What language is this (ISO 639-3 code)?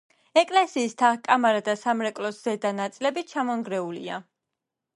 kat